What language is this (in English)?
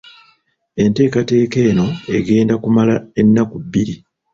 Ganda